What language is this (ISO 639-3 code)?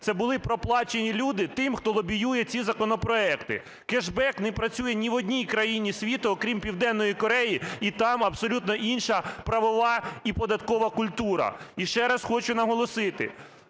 ukr